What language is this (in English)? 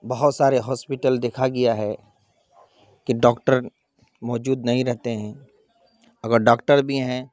Urdu